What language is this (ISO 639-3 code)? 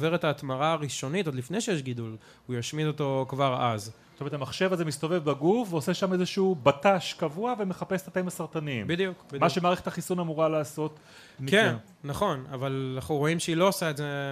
heb